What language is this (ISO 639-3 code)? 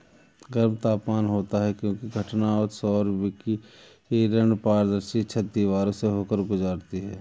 hin